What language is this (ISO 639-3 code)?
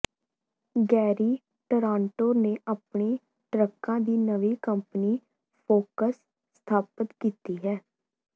pan